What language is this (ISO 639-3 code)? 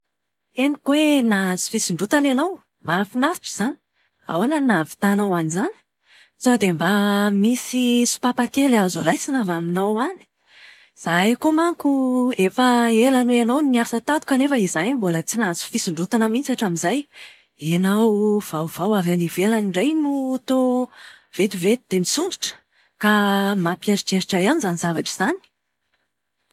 mlg